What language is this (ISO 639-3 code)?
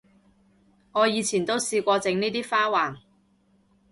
yue